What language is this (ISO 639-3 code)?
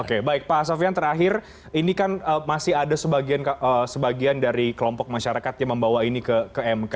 ind